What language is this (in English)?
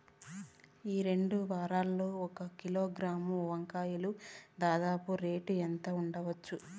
Telugu